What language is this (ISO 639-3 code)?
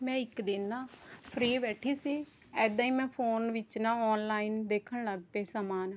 pan